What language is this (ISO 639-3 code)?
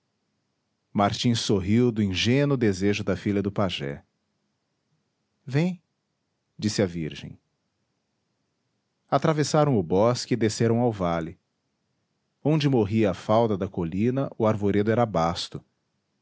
por